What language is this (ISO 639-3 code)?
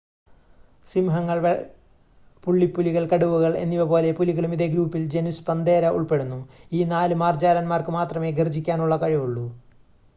mal